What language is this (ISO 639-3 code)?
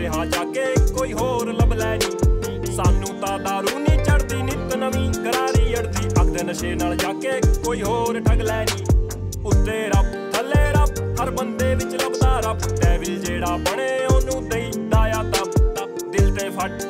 pan